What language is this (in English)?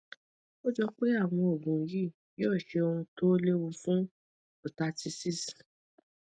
Yoruba